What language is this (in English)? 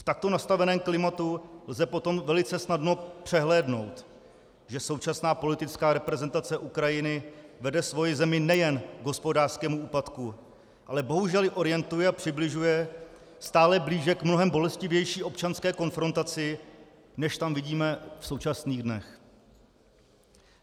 Czech